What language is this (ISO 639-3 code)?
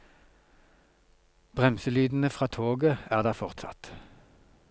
nor